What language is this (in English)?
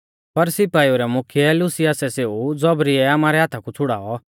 Mahasu Pahari